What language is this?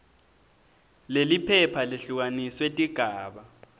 Swati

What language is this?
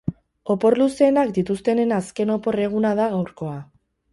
Basque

